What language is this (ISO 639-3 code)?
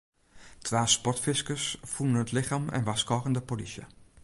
fry